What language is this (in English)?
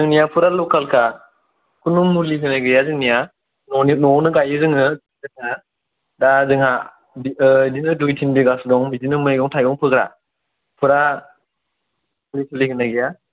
Bodo